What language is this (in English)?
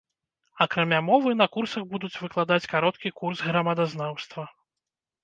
Belarusian